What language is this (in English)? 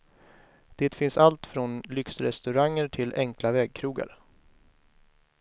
Swedish